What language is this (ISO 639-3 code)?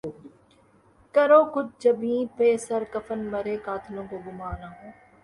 urd